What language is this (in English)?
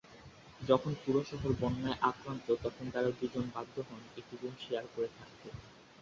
Bangla